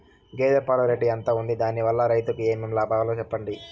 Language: Telugu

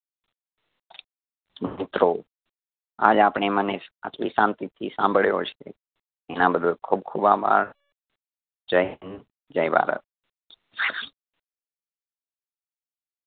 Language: Gujarati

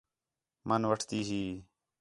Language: Khetrani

